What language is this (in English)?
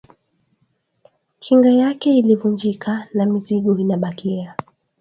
Swahili